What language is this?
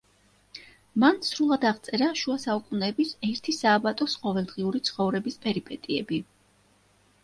Georgian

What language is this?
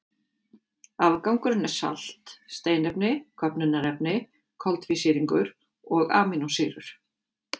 Icelandic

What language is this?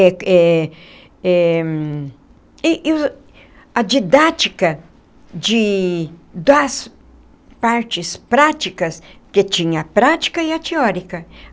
Portuguese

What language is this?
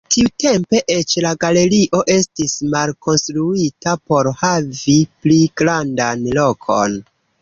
Esperanto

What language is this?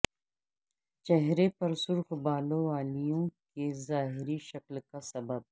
Urdu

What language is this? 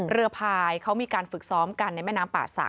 Thai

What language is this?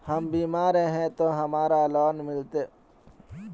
Magahi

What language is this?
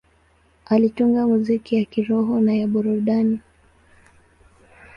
Swahili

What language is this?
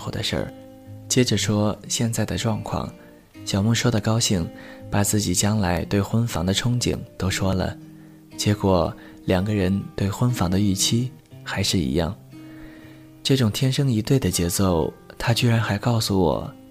Chinese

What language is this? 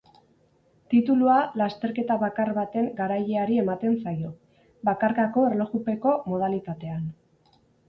Basque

